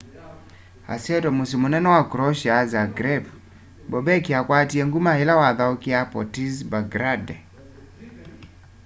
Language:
Kamba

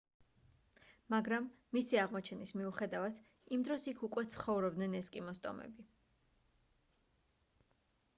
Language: Georgian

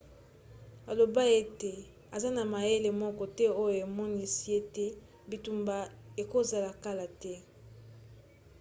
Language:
Lingala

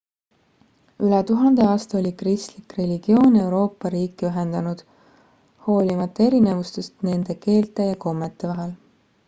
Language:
Estonian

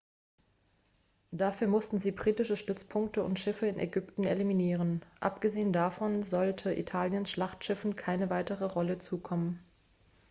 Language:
German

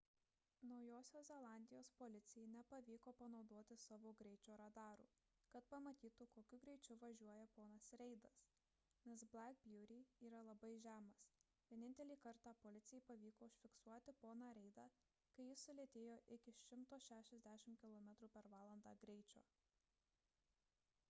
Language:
Lithuanian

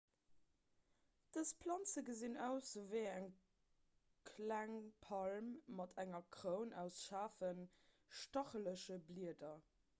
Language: Luxembourgish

